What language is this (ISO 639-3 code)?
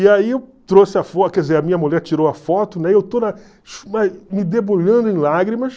por